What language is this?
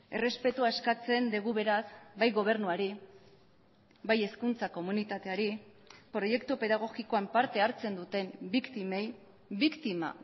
Basque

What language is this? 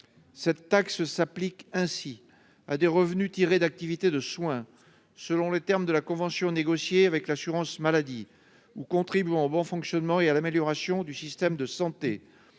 French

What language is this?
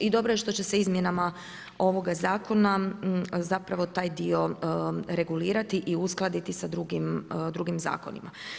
Croatian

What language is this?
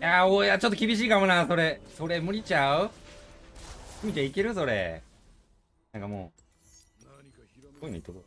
Japanese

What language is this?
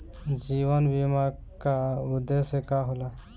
Bhojpuri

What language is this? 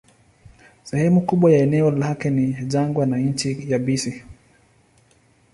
Swahili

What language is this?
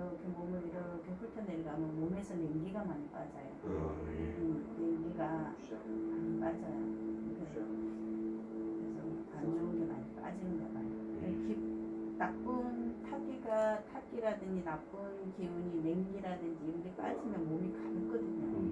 Korean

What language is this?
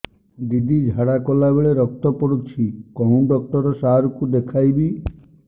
Odia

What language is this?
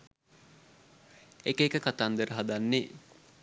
Sinhala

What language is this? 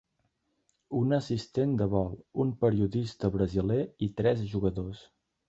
Catalan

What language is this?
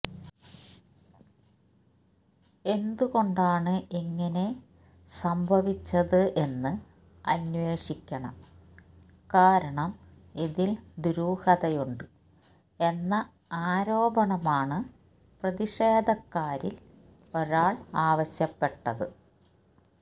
Malayalam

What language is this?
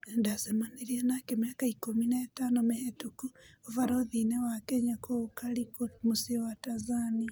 Kikuyu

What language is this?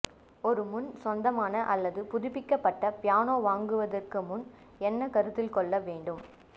Tamil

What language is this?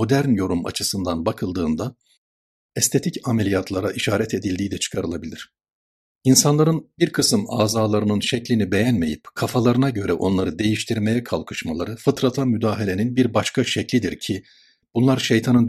Turkish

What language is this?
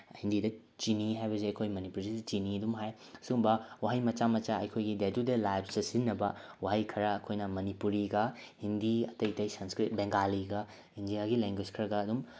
Manipuri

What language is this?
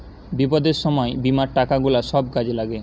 Bangla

